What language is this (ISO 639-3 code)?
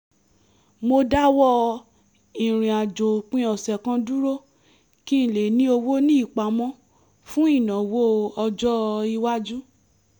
yor